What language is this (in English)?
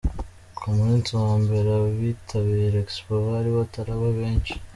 Kinyarwanda